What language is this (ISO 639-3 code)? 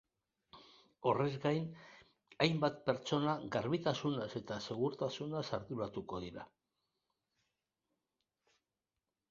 eus